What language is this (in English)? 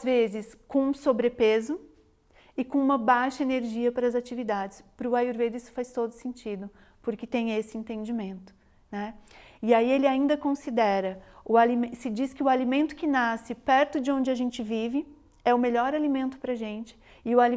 Portuguese